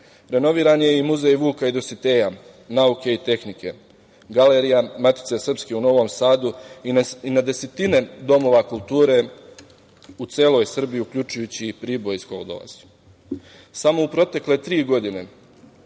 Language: Serbian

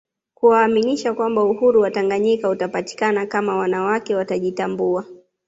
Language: Swahili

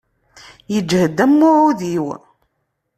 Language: Kabyle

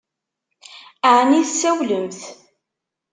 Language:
Kabyle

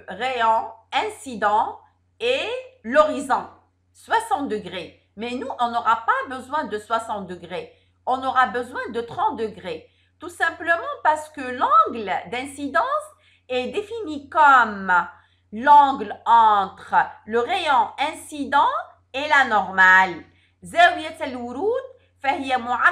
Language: French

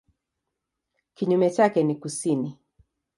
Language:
Swahili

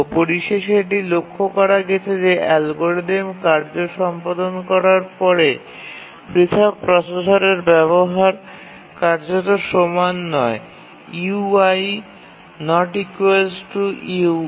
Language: Bangla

